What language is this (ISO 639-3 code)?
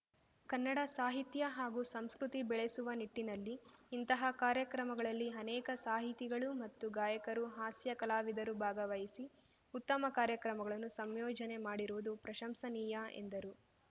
kan